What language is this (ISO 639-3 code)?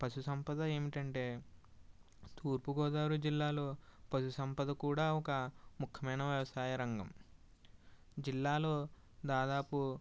tel